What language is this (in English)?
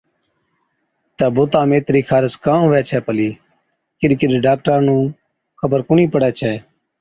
Od